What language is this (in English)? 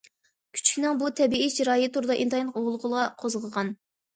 Uyghur